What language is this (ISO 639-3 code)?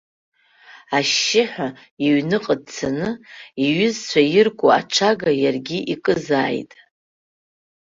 abk